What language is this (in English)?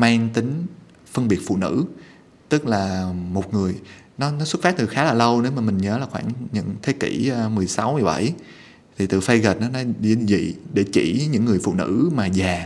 Vietnamese